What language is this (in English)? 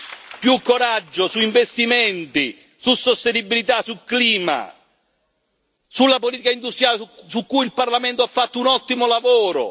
Italian